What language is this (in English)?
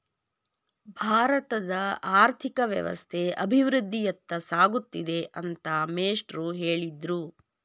Kannada